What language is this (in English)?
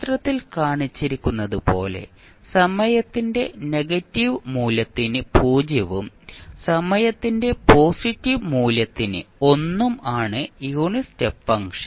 Malayalam